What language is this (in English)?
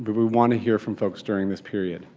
English